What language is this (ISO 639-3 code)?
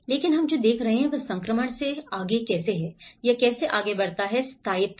hin